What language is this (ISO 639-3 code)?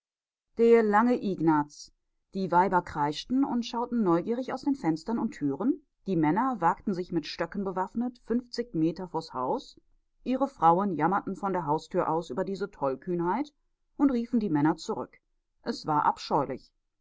deu